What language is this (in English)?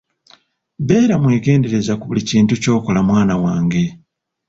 Ganda